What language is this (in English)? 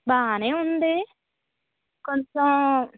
Telugu